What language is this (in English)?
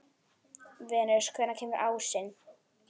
Icelandic